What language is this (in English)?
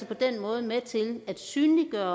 Danish